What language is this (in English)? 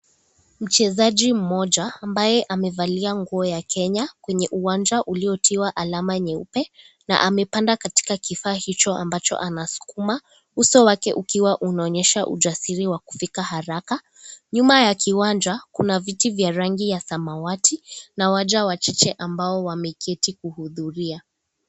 Swahili